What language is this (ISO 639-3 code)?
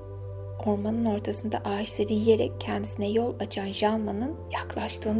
tur